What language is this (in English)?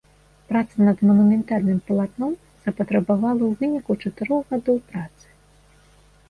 Belarusian